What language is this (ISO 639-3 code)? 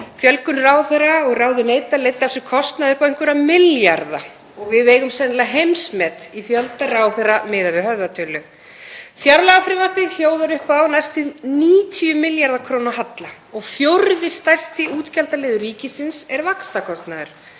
isl